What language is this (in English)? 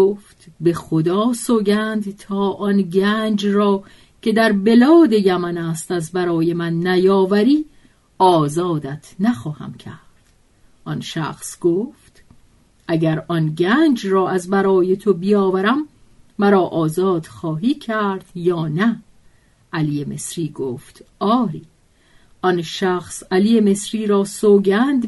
Persian